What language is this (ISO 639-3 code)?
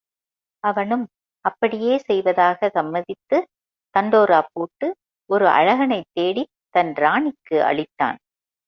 tam